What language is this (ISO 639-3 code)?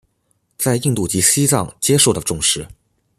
zho